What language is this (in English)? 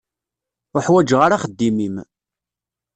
Kabyle